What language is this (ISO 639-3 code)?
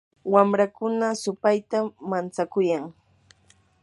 qur